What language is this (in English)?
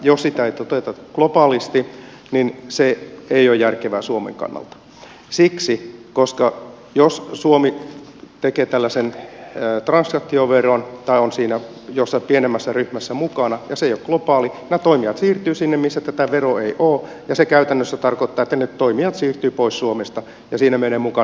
Finnish